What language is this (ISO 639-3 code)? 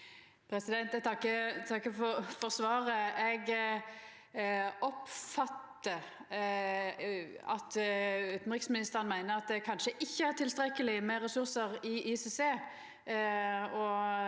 nor